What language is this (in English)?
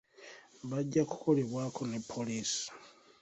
Ganda